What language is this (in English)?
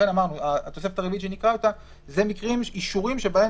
Hebrew